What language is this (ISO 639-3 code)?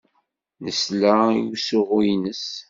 kab